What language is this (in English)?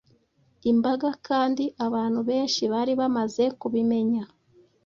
Kinyarwanda